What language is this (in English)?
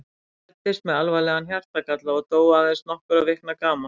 Icelandic